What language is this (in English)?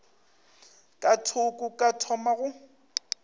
Northern Sotho